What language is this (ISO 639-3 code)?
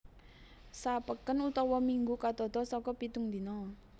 jav